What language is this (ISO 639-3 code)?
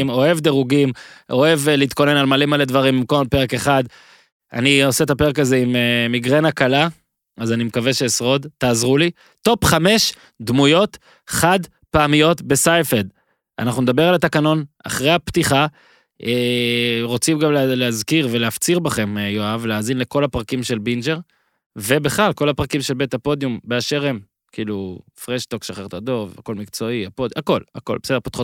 heb